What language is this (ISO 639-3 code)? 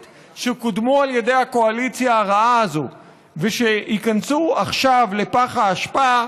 heb